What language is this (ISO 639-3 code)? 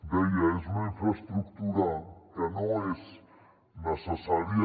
cat